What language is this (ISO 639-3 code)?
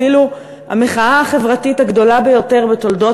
heb